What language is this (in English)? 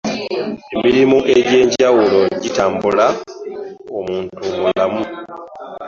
Ganda